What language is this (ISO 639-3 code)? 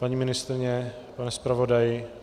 ces